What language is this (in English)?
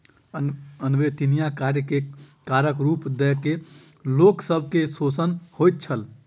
Maithili